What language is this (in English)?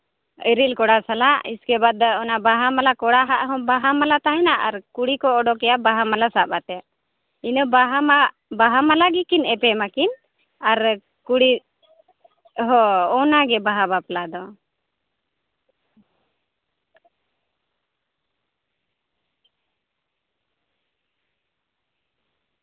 Santali